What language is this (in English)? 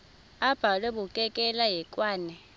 Xhosa